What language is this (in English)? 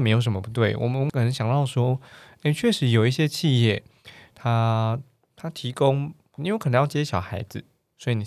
Chinese